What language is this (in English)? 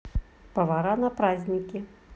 Russian